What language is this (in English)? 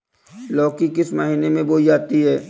Hindi